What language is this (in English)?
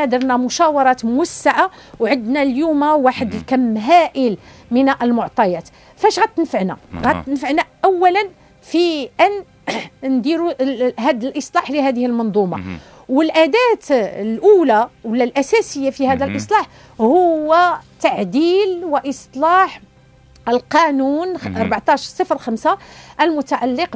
Arabic